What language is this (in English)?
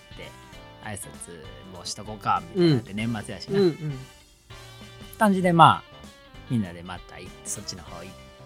Japanese